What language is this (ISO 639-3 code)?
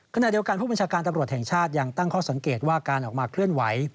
tha